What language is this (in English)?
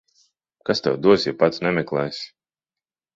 Latvian